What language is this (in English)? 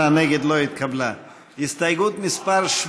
Hebrew